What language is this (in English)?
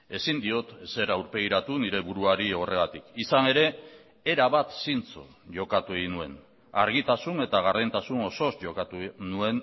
Basque